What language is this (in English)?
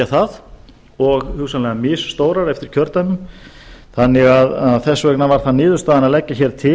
Icelandic